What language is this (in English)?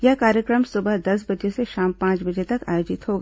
Hindi